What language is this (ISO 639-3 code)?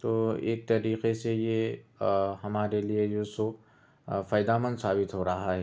urd